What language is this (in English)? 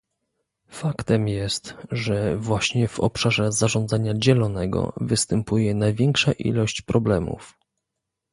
Polish